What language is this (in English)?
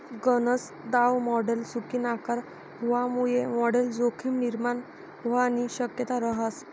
Marathi